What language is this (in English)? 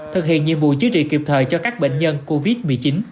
Vietnamese